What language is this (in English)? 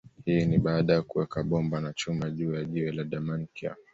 Swahili